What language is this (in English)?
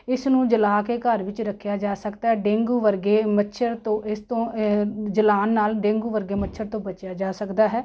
Punjabi